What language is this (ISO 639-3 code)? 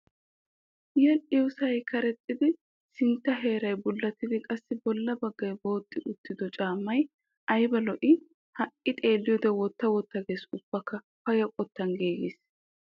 wal